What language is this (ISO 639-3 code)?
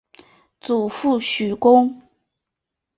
zho